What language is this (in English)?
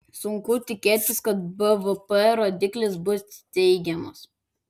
Lithuanian